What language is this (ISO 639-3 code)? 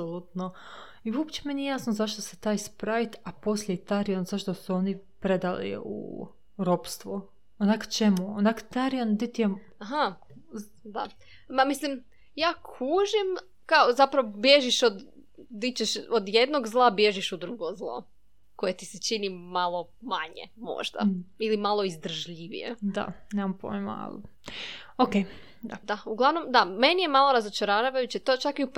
hrv